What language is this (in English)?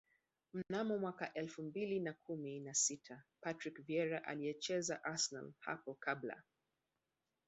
Swahili